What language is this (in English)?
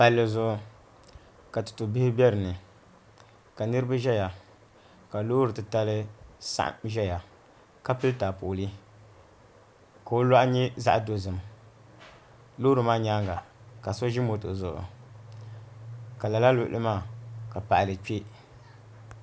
Dagbani